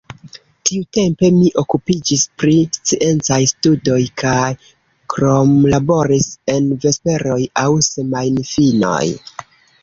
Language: Esperanto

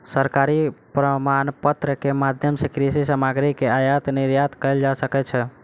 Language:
Maithili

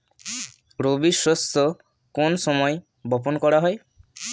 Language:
Bangla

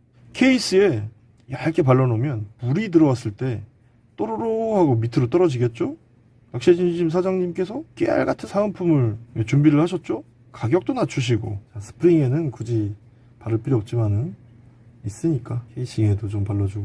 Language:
Korean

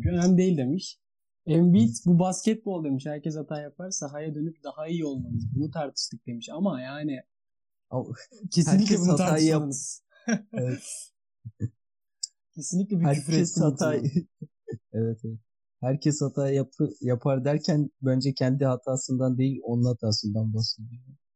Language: Turkish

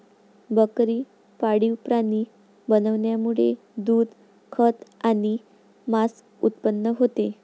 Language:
Marathi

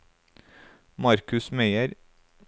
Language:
Norwegian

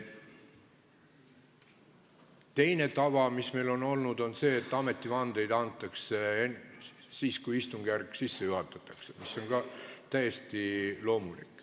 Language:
Estonian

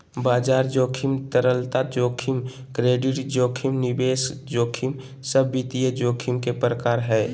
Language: Magahi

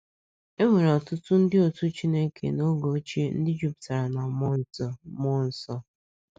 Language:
Igbo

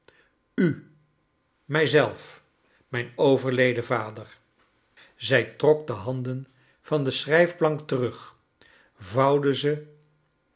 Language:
Dutch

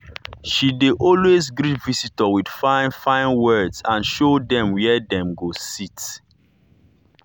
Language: Nigerian Pidgin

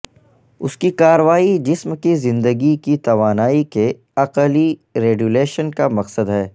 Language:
Urdu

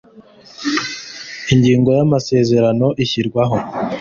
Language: Kinyarwanda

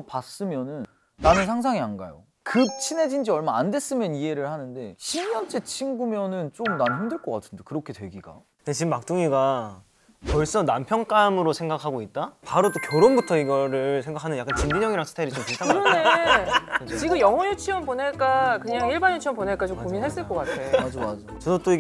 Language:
Korean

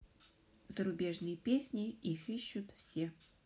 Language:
Russian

